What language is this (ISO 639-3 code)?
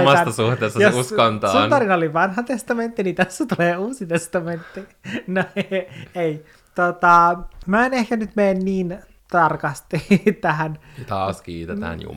fin